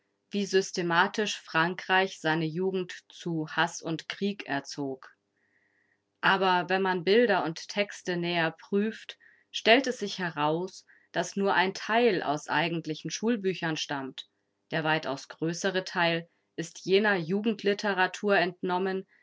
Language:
German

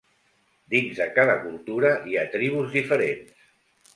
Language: Catalan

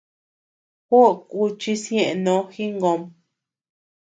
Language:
Tepeuxila Cuicatec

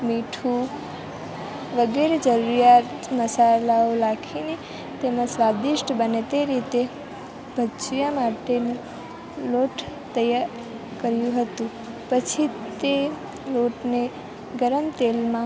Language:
Gujarati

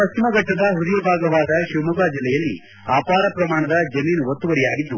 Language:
Kannada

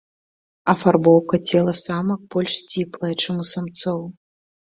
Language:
Belarusian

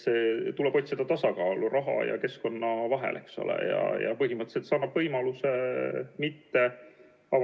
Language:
Estonian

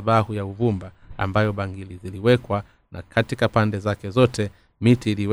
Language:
Swahili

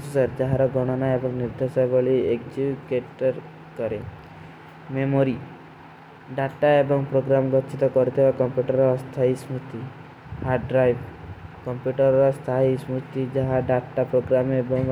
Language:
Kui (India)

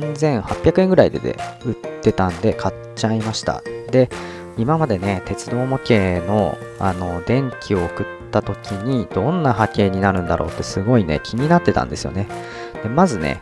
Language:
Japanese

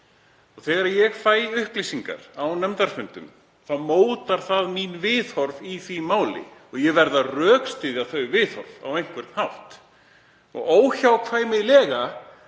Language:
Icelandic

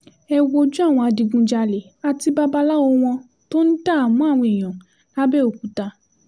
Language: Yoruba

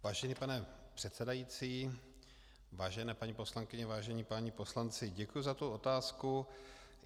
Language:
Czech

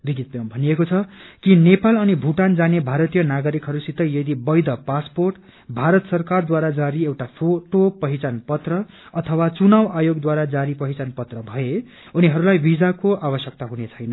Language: Nepali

